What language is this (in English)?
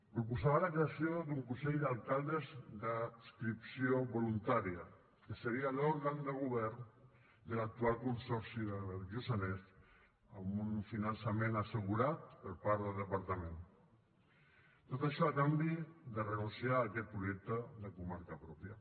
Catalan